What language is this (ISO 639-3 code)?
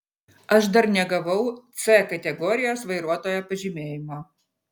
lit